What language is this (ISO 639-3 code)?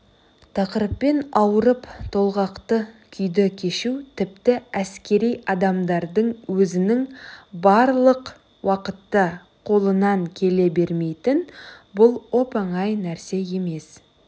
kaz